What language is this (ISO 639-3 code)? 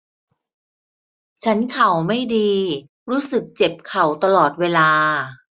tha